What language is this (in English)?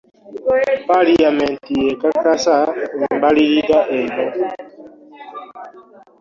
Ganda